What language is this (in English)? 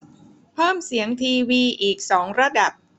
Thai